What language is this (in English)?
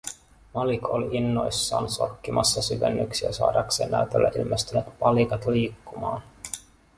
Finnish